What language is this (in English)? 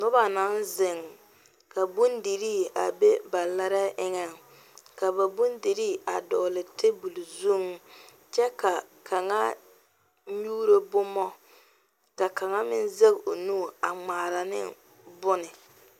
Southern Dagaare